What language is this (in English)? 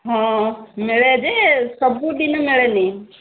Odia